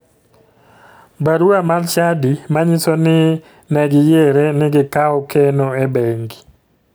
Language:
Luo (Kenya and Tanzania)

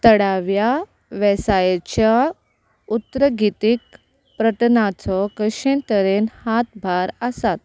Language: Konkani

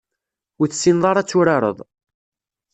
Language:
Kabyle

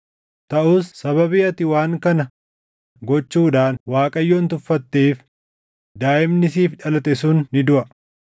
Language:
Oromo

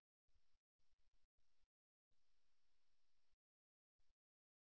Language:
Tamil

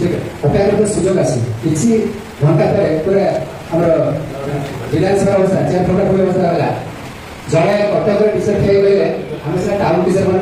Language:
Marathi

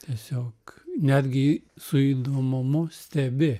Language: Lithuanian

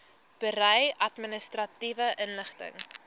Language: Afrikaans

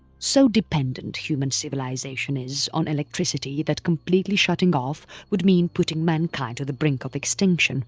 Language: English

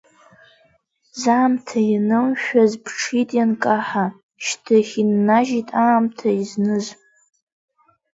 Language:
Abkhazian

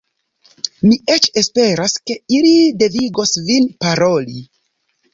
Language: Esperanto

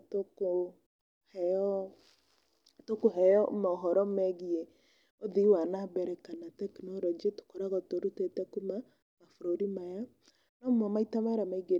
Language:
Kikuyu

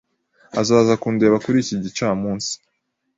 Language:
Kinyarwanda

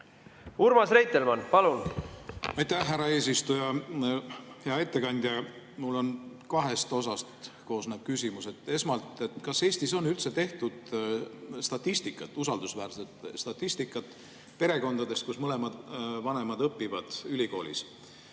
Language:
Estonian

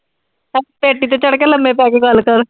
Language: Punjabi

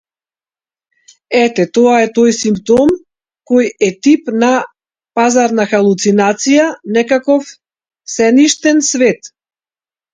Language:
Macedonian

